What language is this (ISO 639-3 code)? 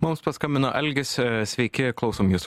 lit